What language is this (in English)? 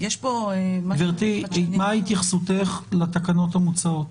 Hebrew